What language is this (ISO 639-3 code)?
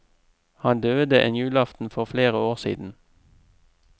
nor